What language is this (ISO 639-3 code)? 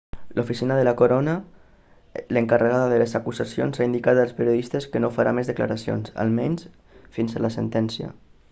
cat